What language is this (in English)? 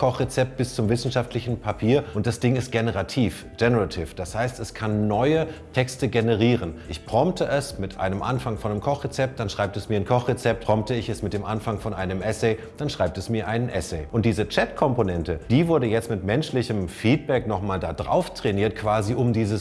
German